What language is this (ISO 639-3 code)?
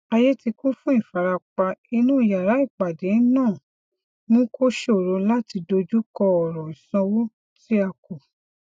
yor